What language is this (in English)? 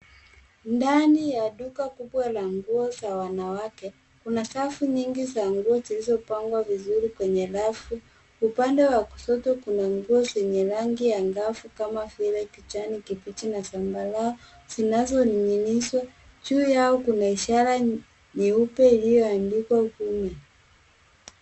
Swahili